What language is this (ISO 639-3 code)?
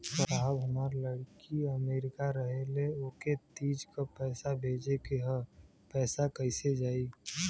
bho